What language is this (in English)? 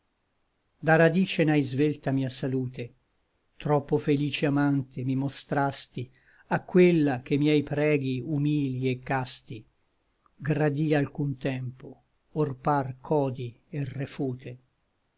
Italian